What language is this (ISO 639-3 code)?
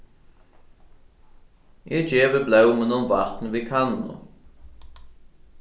fao